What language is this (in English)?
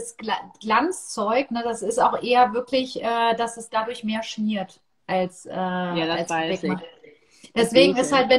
German